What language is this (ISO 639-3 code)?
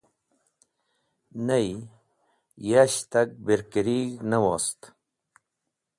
wbl